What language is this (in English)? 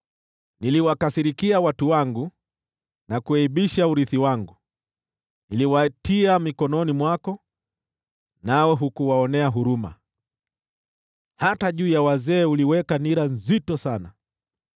Swahili